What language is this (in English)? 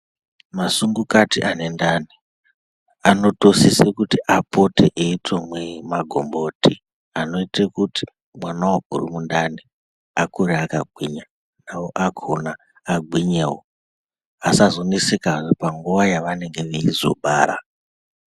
Ndau